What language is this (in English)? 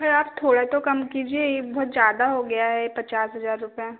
Hindi